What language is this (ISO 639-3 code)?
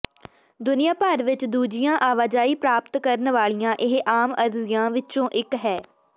pan